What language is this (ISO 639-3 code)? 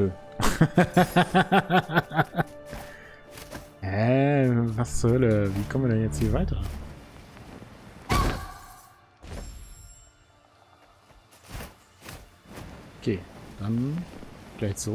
deu